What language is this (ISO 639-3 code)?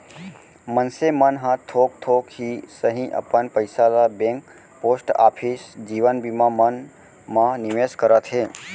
hne